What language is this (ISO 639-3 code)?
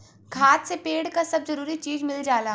bho